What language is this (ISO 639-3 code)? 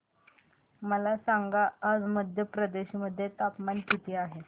mar